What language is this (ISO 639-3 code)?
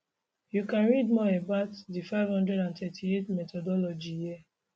pcm